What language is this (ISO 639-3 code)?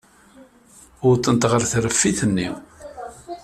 kab